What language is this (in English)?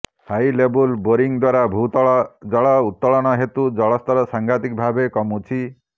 Odia